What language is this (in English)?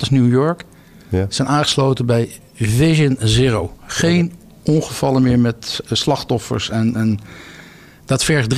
Dutch